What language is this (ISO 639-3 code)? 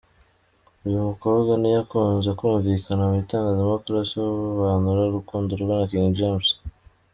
kin